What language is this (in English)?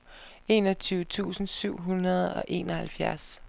Danish